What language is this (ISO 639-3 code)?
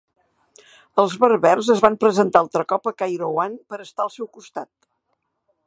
cat